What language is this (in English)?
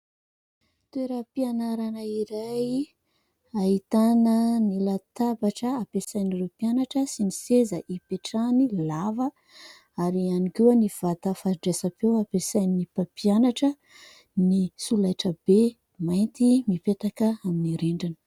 Malagasy